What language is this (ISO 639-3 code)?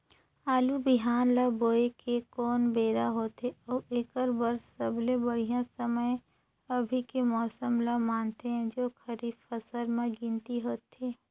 hne